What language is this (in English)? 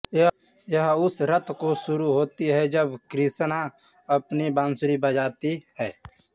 Hindi